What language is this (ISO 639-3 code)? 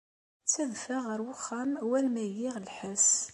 kab